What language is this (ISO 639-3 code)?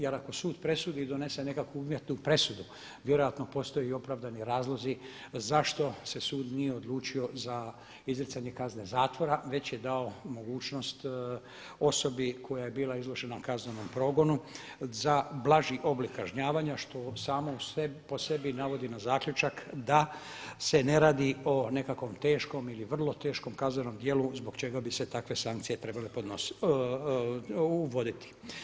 hrv